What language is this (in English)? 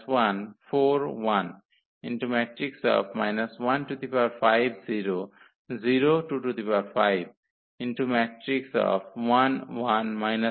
Bangla